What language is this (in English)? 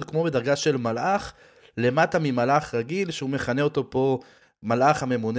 Hebrew